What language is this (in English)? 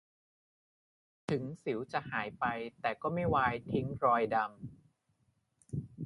Thai